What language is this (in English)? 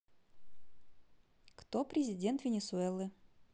Russian